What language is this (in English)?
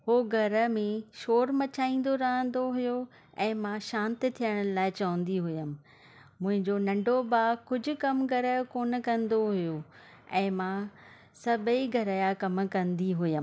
Sindhi